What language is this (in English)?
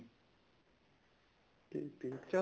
Punjabi